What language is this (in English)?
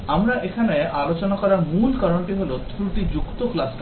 Bangla